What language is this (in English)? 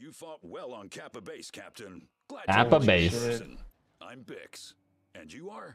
English